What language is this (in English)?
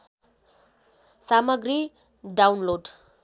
Nepali